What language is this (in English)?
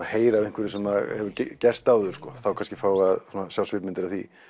Icelandic